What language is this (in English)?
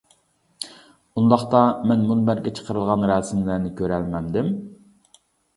Uyghur